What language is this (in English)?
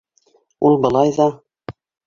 Bashkir